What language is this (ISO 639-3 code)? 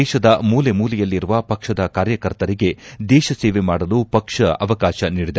kan